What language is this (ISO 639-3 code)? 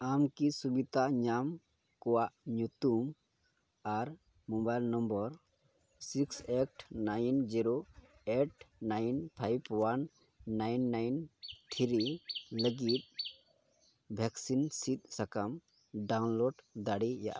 sat